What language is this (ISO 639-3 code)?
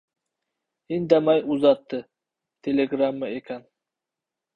uzb